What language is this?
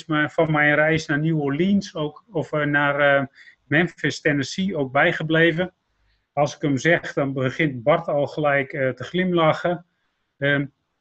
Dutch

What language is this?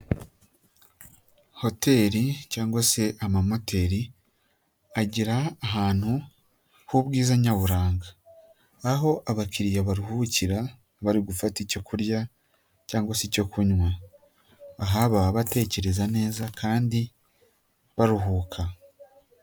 Kinyarwanda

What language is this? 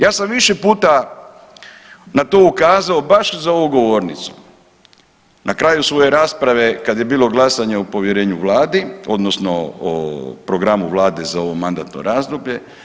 Croatian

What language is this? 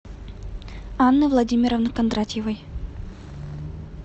Russian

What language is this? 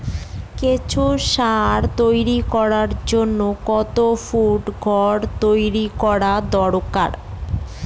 Bangla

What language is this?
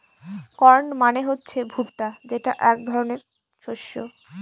Bangla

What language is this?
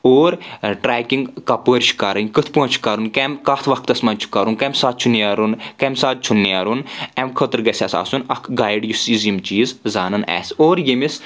Kashmiri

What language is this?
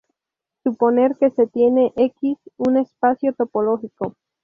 Spanish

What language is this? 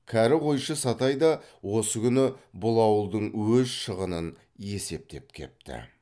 Kazakh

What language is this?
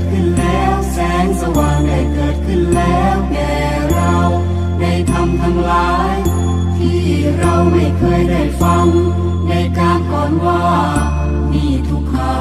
Thai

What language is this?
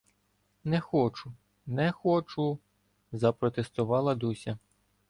Ukrainian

